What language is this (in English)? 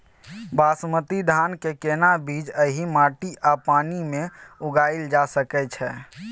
Maithili